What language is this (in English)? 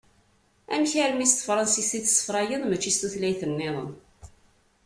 Kabyle